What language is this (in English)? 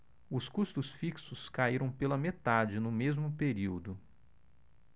Portuguese